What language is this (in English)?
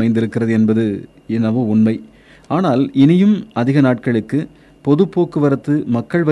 Tamil